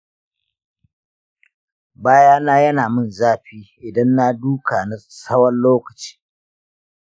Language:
Hausa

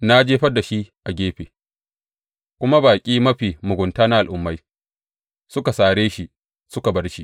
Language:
Hausa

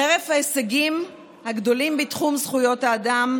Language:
Hebrew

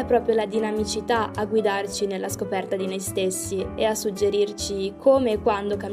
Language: Italian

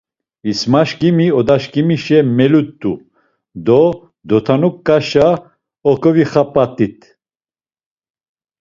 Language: Laz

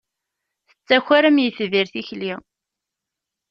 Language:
Kabyle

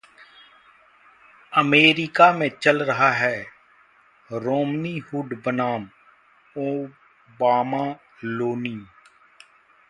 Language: Hindi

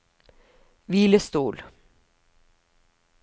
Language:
Norwegian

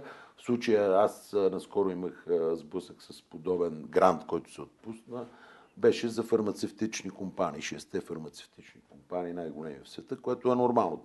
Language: Bulgarian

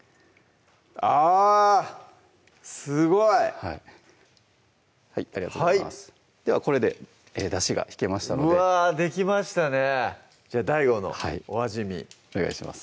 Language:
Japanese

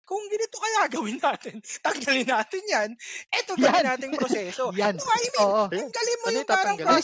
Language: Filipino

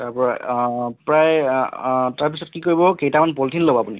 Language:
Assamese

